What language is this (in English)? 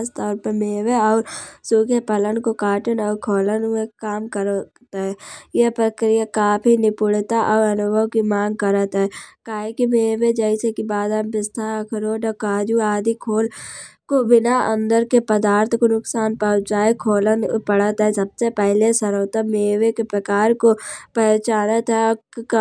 Kanauji